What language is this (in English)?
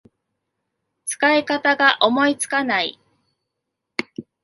Japanese